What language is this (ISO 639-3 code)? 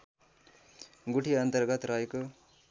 nep